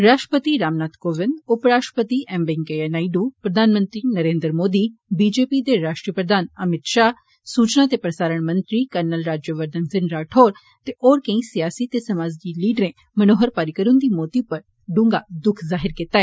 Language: Dogri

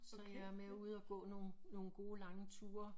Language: Danish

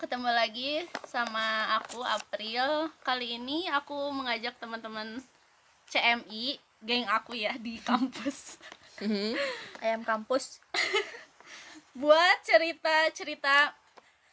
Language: Indonesian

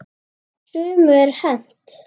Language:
Icelandic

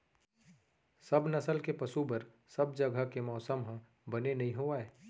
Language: Chhattisgarhi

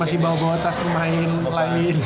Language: Indonesian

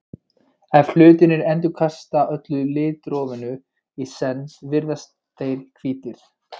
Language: Icelandic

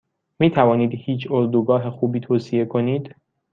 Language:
Persian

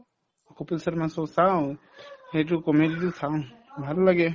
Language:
Assamese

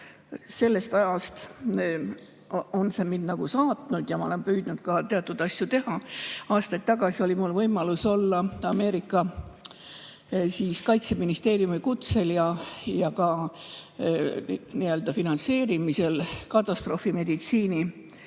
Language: Estonian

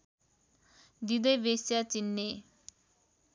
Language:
Nepali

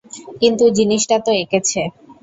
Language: Bangla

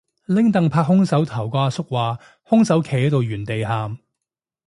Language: Cantonese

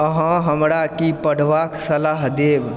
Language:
Maithili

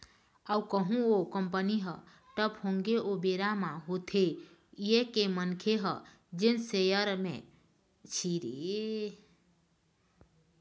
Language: Chhattisgarhi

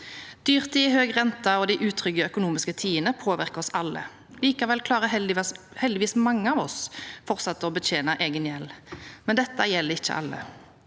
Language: Norwegian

